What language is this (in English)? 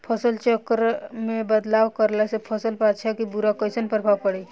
Bhojpuri